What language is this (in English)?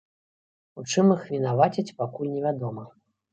Belarusian